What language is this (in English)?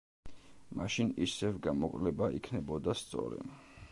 Georgian